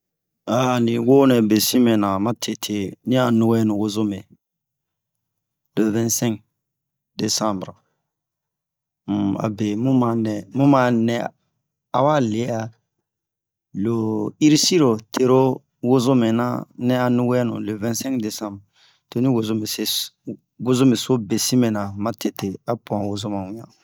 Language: Bomu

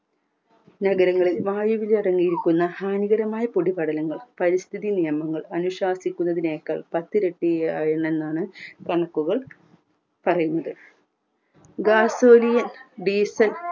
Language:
Malayalam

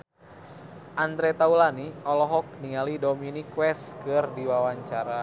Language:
Sundanese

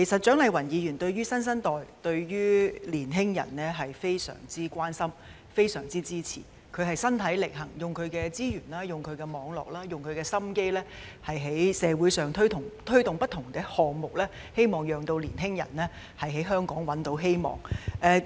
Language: Cantonese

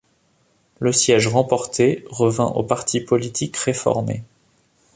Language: French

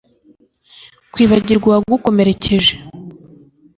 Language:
Kinyarwanda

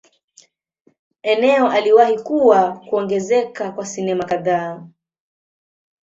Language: Swahili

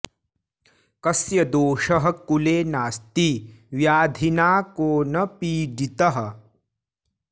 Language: Sanskrit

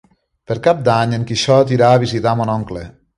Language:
Catalan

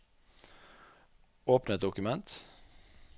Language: Norwegian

